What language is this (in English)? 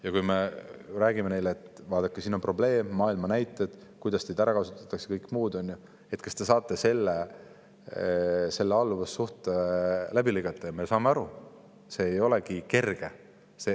Estonian